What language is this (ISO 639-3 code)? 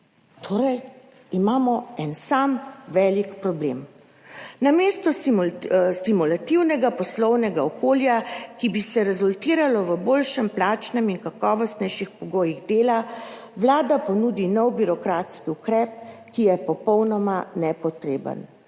slv